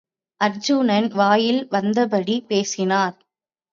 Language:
Tamil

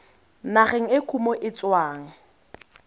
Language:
Tswana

